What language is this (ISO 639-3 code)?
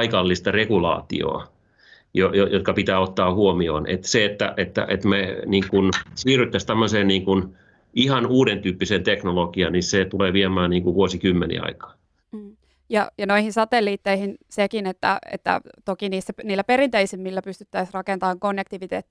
fin